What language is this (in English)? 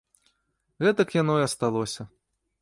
Belarusian